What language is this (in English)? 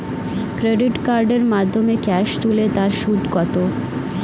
Bangla